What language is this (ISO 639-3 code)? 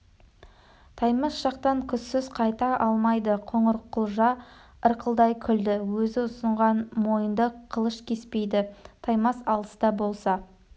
kaz